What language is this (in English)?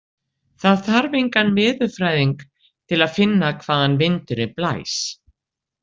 Icelandic